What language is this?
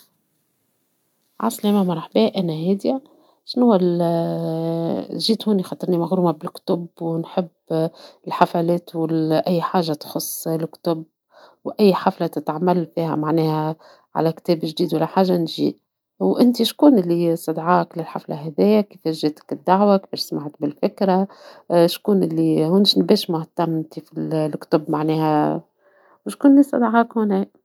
Tunisian Arabic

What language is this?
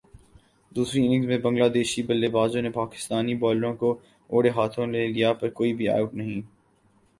Urdu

